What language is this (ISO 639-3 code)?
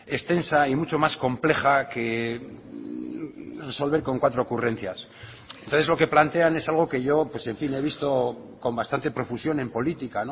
spa